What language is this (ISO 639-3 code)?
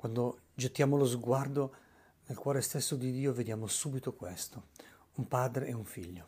ita